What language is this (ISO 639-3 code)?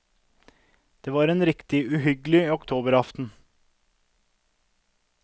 nor